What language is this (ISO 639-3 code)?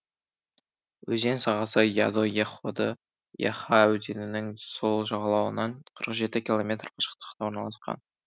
kaz